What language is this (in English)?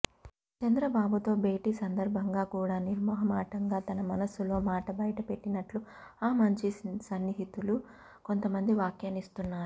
Telugu